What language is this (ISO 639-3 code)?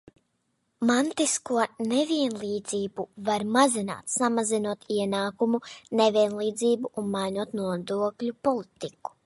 lav